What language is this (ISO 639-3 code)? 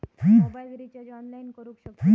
mar